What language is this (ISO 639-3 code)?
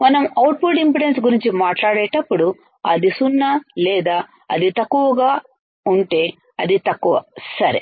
tel